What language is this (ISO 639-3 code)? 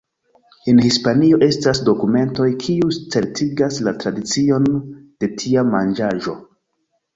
epo